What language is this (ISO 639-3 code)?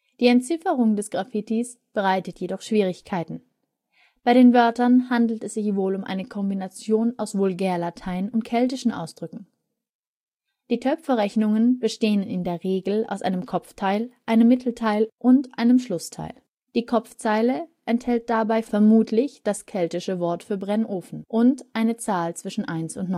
deu